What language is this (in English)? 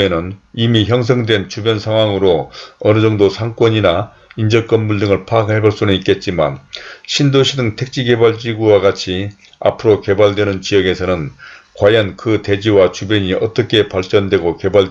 Korean